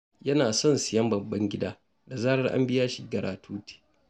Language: Hausa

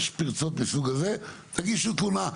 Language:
Hebrew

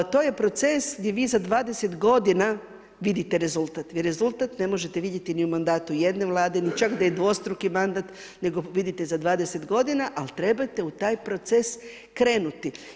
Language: Croatian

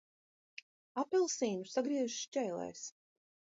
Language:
Latvian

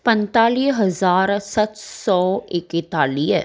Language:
Sindhi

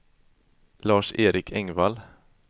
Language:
Swedish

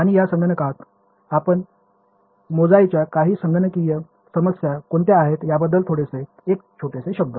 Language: Marathi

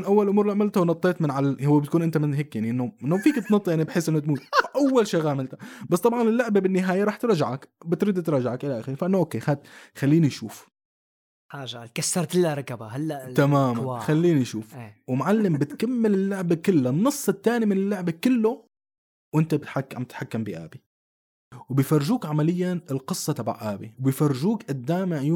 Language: Arabic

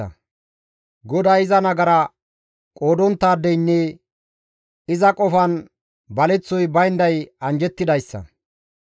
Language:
Gamo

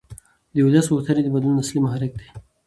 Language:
Pashto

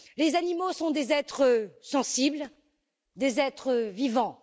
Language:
French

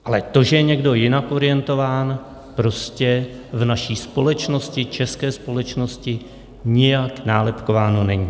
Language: Czech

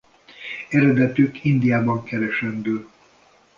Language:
Hungarian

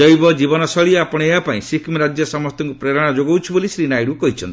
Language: Odia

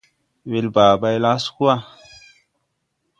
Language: Tupuri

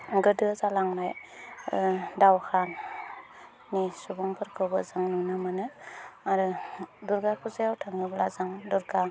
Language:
Bodo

